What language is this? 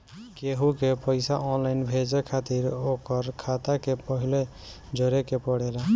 Bhojpuri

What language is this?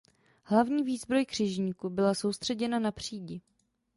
Czech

